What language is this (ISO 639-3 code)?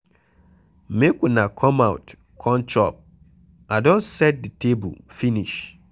pcm